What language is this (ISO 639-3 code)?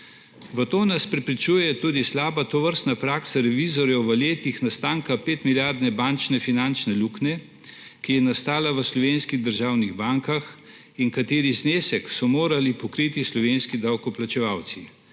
slv